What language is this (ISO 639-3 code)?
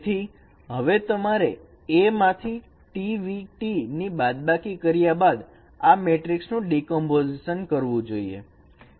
guj